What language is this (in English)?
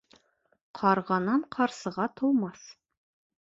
Bashkir